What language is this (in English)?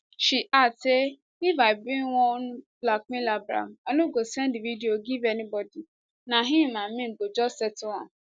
Nigerian Pidgin